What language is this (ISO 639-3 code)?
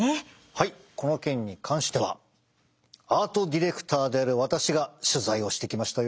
jpn